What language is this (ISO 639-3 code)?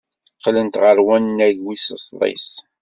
kab